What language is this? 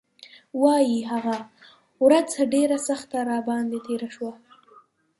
Pashto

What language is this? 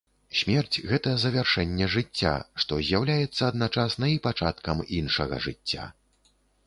Belarusian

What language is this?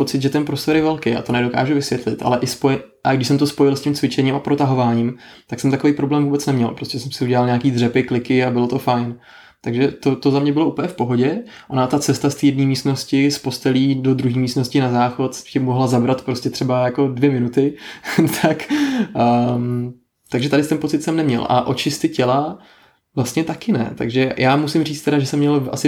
Czech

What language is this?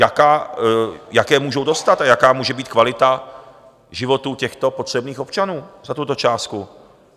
Czech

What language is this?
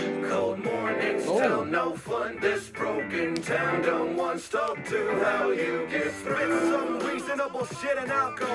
English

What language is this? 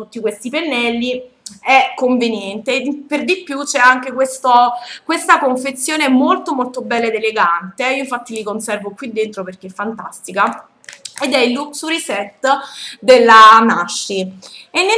Italian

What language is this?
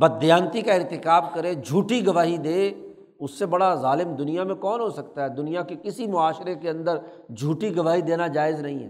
Urdu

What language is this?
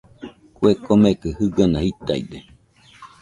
Nüpode Huitoto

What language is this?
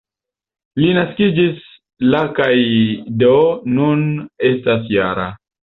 Esperanto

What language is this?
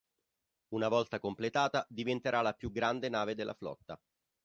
Italian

